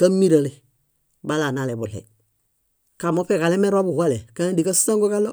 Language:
Bayot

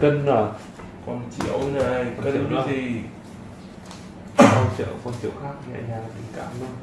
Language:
Vietnamese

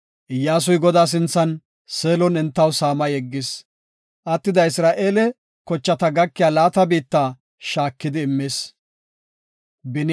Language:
Gofa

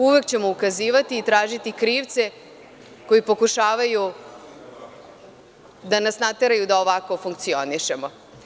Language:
Serbian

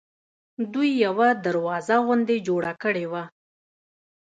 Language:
Pashto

